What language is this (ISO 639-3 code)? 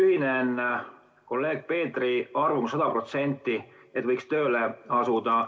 est